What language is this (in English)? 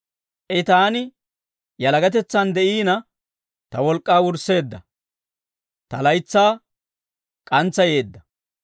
Dawro